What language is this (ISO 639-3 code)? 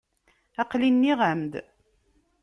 kab